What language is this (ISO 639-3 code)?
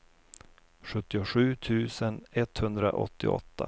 swe